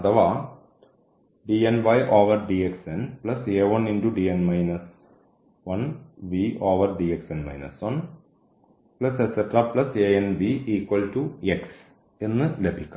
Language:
Malayalam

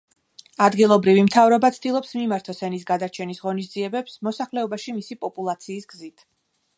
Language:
Georgian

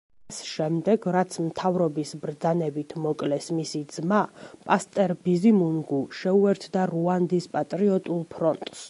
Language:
Georgian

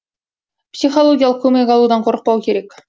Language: Kazakh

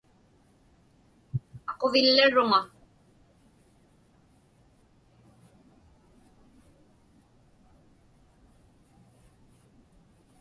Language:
Inupiaq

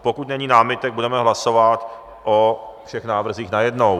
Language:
Czech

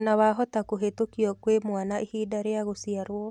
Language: Kikuyu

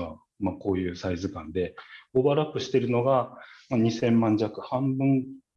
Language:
Japanese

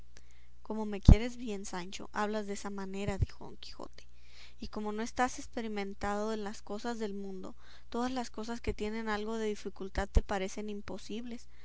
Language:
Spanish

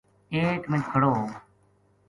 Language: Gujari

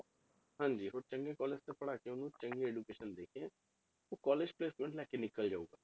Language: Punjabi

